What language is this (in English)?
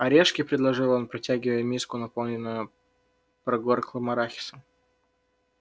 Russian